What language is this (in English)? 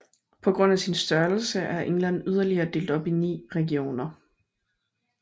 Danish